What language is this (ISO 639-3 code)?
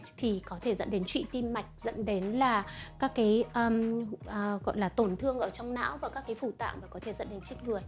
vie